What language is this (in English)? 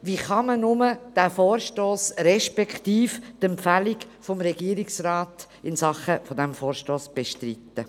Swiss German